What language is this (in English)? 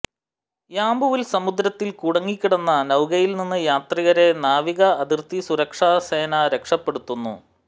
Malayalam